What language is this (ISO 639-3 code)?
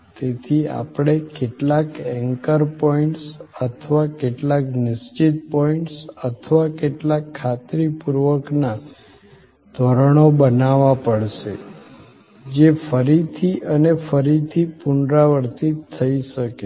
guj